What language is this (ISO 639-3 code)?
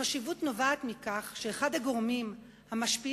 heb